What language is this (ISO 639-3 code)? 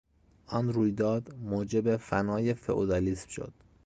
fas